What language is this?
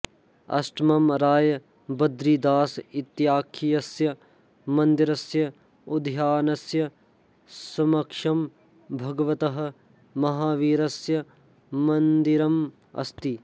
Sanskrit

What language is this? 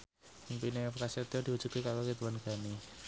Javanese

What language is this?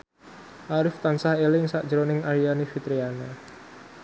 Javanese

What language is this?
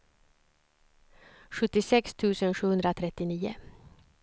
Swedish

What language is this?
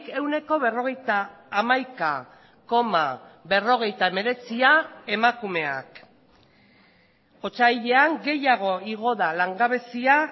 Basque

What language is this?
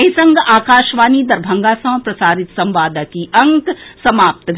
Maithili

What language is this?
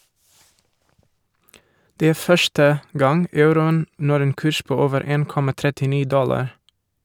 Norwegian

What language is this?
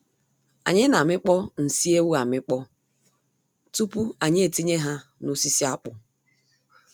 Igbo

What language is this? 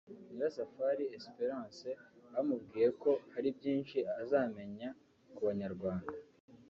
Kinyarwanda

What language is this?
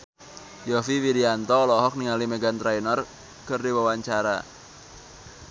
Sundanese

